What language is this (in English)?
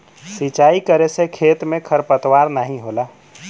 Bhojpuri